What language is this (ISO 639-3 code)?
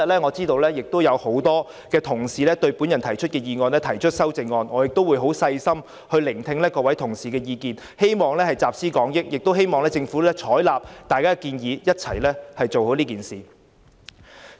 yue